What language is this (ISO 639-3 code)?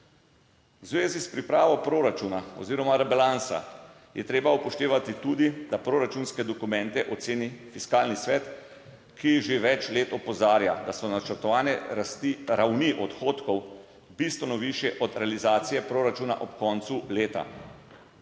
slv